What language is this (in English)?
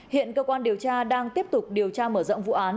Vietnamese